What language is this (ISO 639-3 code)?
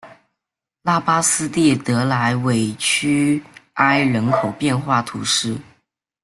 zho